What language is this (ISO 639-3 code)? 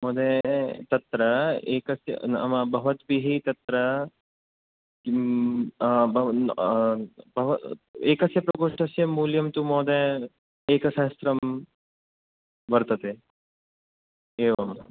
san